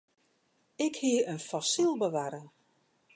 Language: Western Frisian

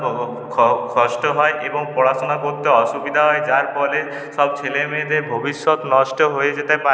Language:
Bangla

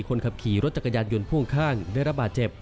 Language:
Thai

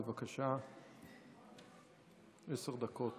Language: Hebrew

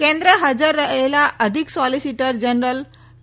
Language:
Gujarati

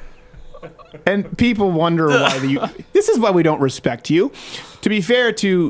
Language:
English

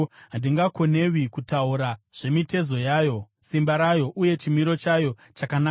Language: Shona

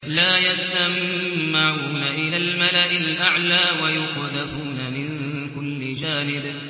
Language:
Arabic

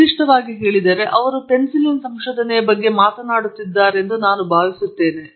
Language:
Kannada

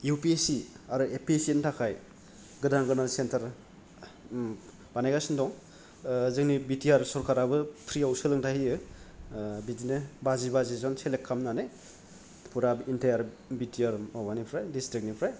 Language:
Bodo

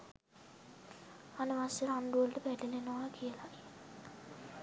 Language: Sinhala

